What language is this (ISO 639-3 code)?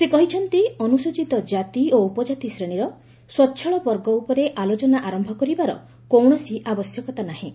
ori